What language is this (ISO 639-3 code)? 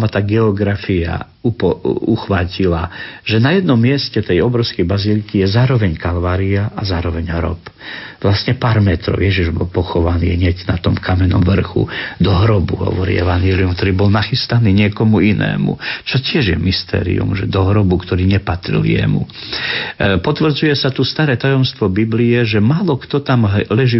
slk